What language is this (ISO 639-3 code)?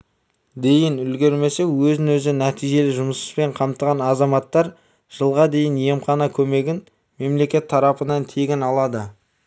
kaz